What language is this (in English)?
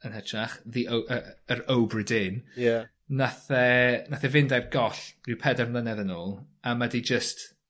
Welsh